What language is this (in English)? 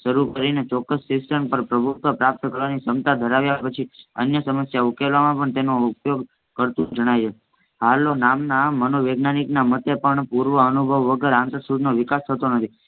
Gujarati